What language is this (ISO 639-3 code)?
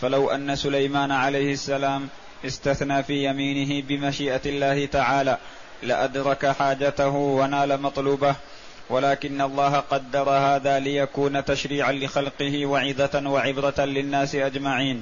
ara